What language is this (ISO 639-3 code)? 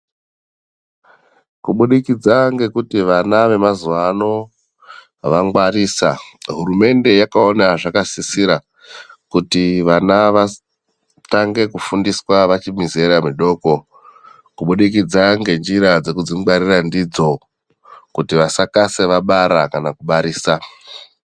ndc